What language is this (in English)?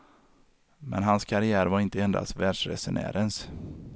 Swedish